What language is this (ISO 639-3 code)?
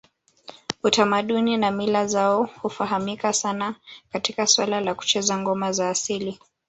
swa